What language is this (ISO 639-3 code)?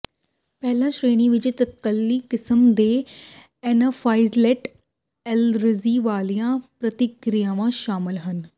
pan